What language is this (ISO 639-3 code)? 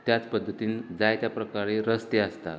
kok